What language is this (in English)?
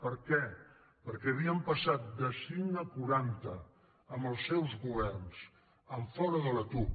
Catalan